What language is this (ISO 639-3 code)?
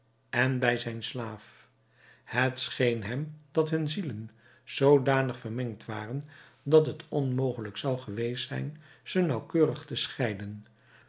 nld